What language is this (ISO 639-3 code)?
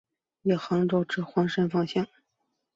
zho